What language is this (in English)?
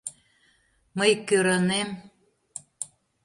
Mari